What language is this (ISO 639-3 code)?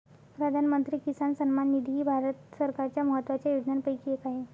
mar